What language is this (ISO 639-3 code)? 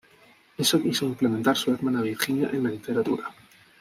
spa